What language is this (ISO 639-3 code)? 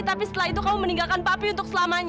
ind